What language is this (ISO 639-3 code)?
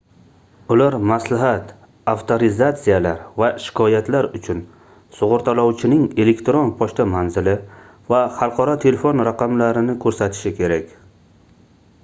uzb